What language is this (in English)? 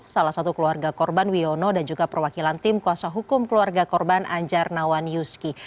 Indonesian